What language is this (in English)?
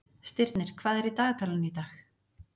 Icelandic